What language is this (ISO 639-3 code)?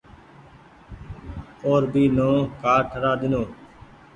gig